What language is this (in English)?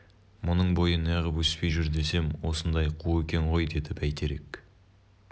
Kazakh